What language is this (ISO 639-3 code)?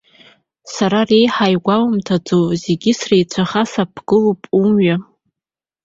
abk